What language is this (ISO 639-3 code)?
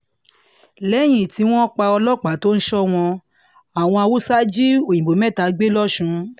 yor